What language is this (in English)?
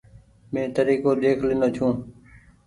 Goaria